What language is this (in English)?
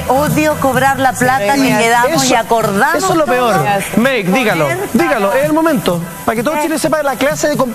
Spanish